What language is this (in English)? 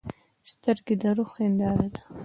Pashto